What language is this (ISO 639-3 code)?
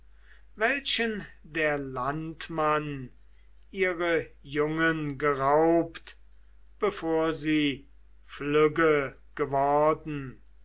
deu